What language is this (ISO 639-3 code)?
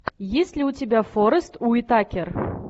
rus